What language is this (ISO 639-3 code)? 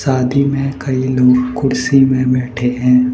hin